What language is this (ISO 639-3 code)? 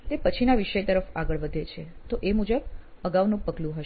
guj